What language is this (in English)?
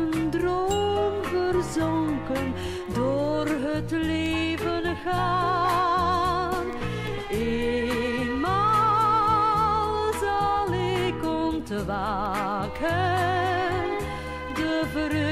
Romanian